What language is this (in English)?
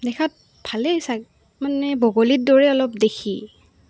Assamese